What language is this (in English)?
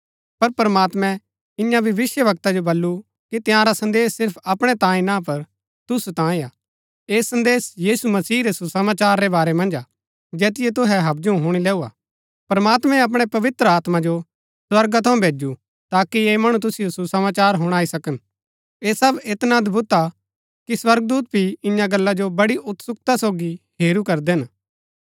Gaddi